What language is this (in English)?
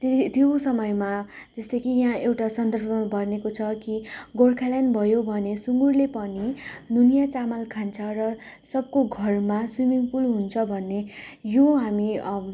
Nepali